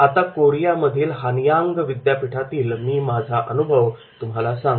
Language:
Marathi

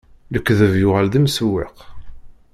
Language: Kabyle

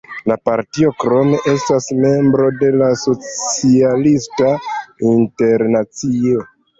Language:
Esperanto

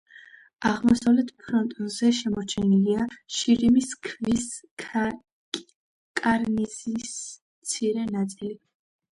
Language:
Georgian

